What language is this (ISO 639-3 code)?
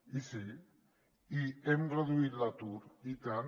cat